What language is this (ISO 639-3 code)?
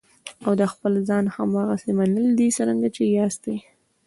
pus